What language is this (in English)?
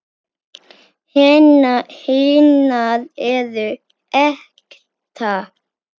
Icelandic